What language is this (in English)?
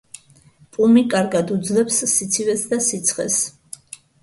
Georgian